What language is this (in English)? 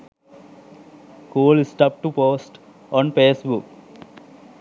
Sinhala